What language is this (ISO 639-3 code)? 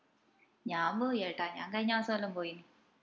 mal